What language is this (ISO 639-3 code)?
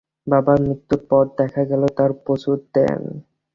ben